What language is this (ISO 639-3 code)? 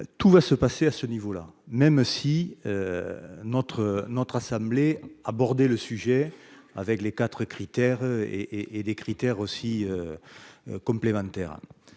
fra